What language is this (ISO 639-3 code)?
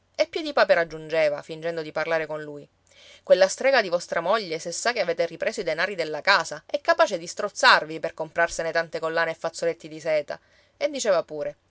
ita